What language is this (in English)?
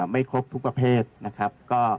Thai